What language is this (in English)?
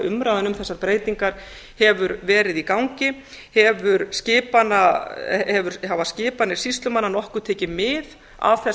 Icelandic